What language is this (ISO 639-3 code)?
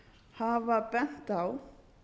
isl